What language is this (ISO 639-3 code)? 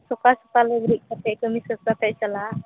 sat